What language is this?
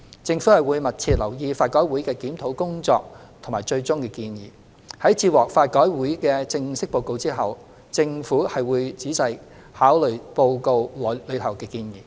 Cantonese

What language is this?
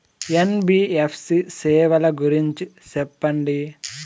Telugu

